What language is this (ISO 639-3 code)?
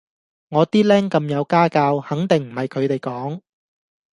yue